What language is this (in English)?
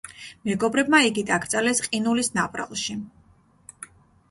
Georgian